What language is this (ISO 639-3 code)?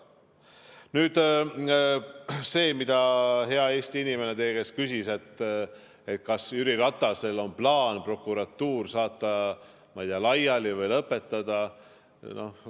est